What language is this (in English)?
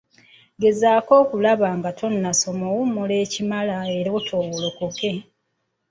Ganda